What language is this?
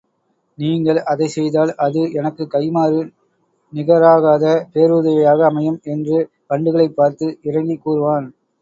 Tamil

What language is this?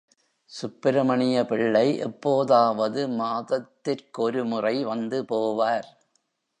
Tamil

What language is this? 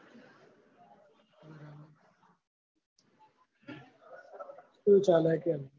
Gujarati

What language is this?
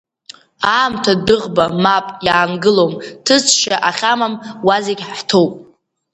Abkhazian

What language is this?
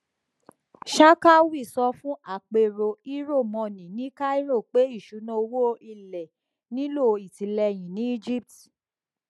Yoruba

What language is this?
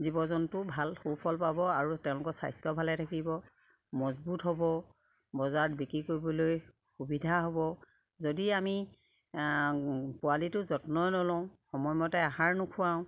Assamese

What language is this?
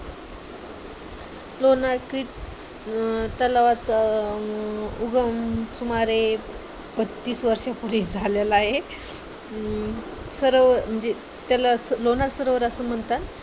Marathi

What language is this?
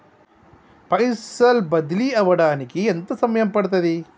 Telugu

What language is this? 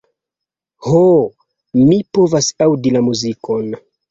Esperanto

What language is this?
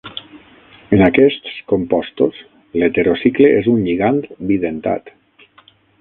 Catalan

